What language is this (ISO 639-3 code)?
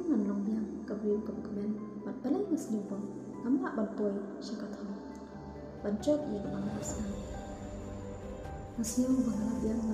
ind